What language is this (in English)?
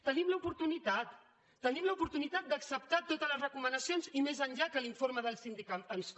Catalan